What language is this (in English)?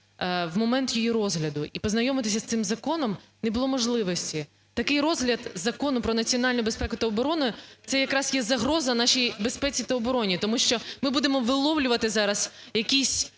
Ukrainian